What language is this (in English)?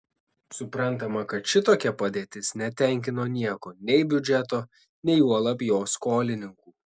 Lithuanian